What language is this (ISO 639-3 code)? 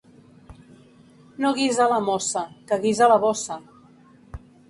cat